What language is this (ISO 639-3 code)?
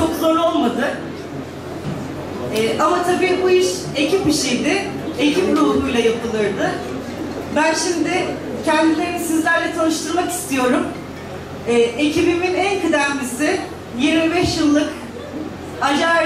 tur